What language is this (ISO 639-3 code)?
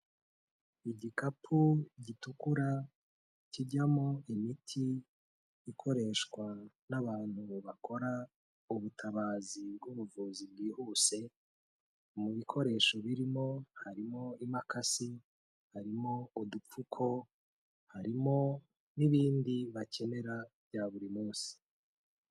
kin